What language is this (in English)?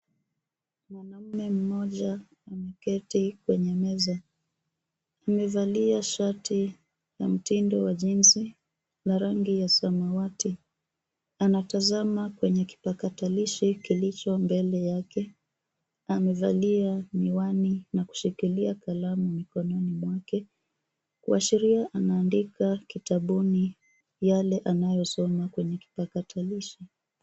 Swahili